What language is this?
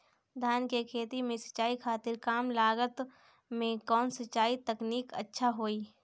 Bhojpuri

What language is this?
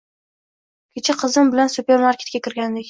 Uzbek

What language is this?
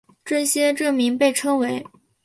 Chinese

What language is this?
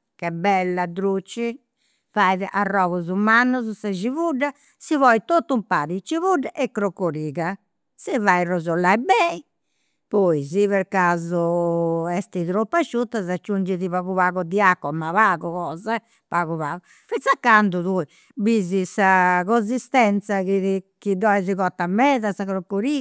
Campidanese Sardinian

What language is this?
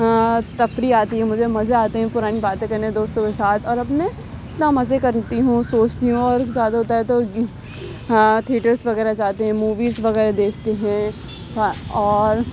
Urdu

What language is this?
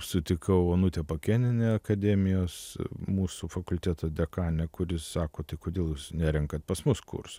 Lithuanian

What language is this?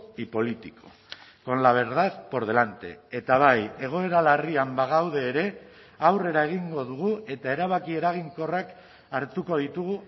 Basque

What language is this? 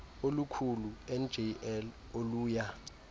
Xhosa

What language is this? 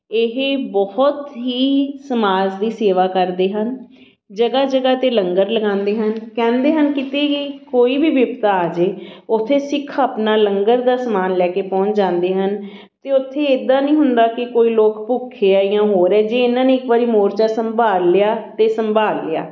Punjabi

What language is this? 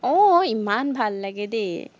Assamese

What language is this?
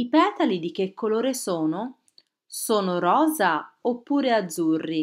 Italian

